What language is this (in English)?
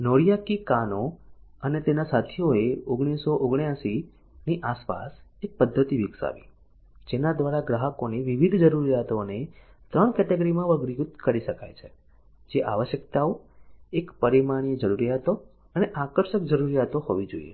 Gujarati